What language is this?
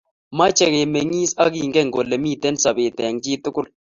Kalenjin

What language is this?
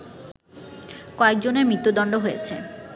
Bangla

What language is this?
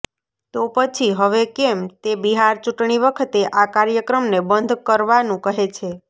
Gujarati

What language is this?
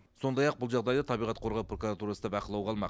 Kazakh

